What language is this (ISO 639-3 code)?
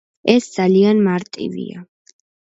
kat